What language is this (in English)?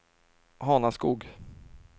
Swedish